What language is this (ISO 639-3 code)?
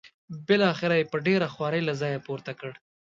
pus